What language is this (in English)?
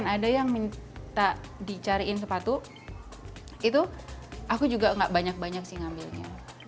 Indonesian